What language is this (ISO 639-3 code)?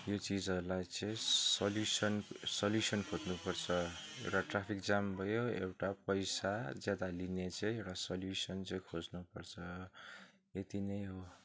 nep